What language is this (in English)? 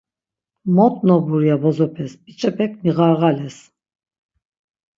Laz